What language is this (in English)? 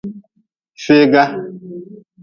Nawdm